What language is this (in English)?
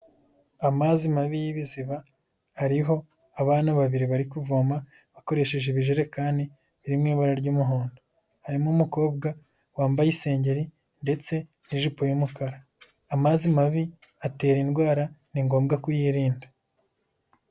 Kinyarwanda